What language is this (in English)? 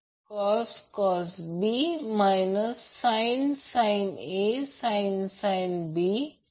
Marathi